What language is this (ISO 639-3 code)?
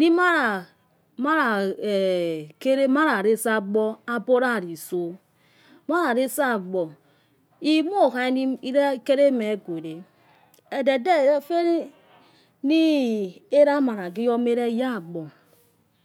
ets